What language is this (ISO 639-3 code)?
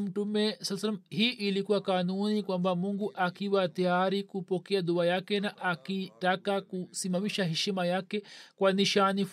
swa